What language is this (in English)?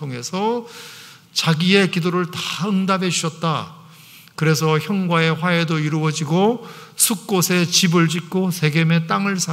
Korean